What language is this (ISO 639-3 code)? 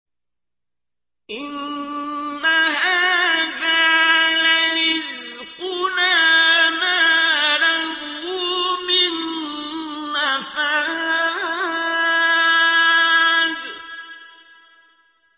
ara